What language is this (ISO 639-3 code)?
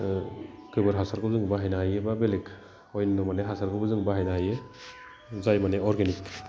brx